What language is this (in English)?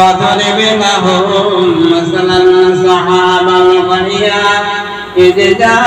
Arabic